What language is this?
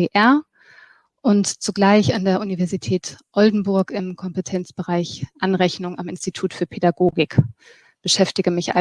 German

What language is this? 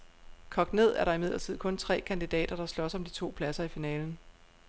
Danish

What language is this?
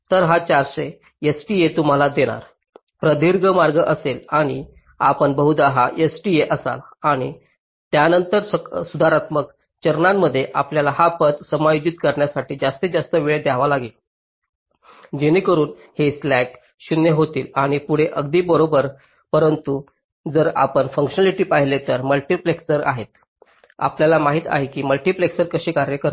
Marathi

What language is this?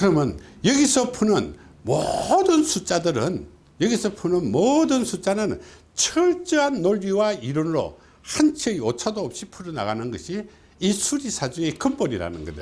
Korean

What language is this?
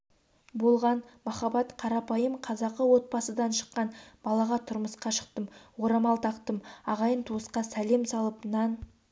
Kazakh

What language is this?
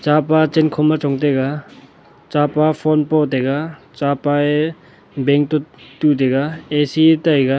Wancho Naga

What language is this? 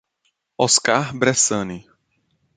Portuguese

